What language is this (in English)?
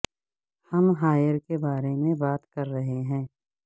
Urdu